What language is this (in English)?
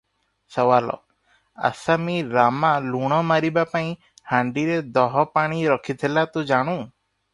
Odia